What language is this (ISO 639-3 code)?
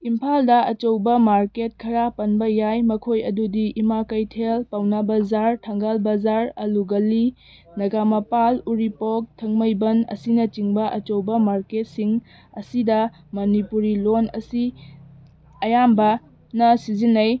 mni